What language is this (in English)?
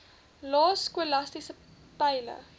Afrikaans